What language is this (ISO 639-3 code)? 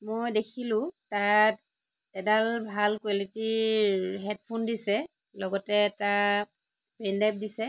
asm